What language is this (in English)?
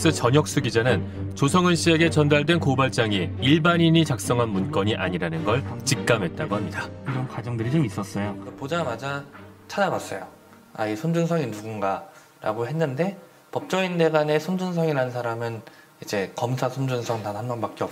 Korean